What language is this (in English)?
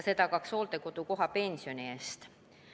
Estonian